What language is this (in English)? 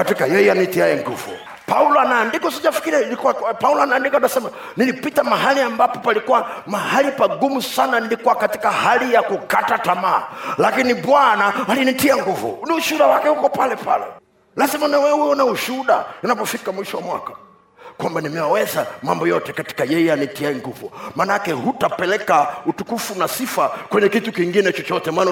Swahili